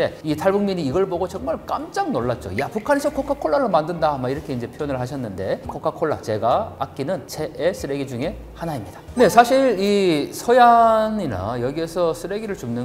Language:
Korean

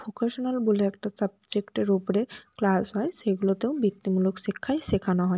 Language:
Bangla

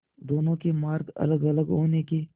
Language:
Hindi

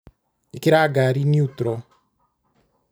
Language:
Kikuyu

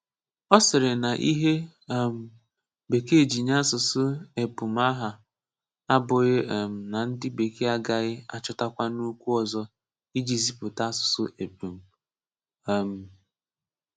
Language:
Igbo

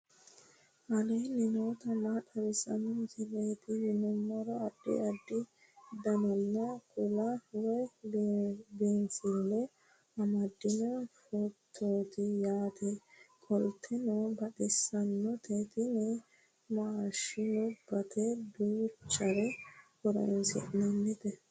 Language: Sidamo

